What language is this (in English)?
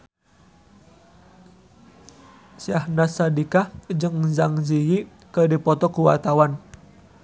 Sundanese